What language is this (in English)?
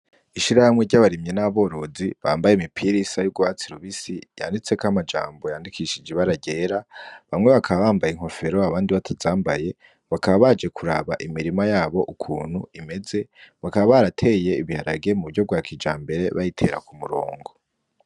Rundi